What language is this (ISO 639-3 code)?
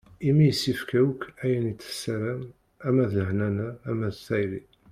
kab